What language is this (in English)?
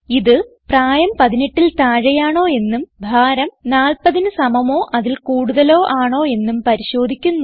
Malayalam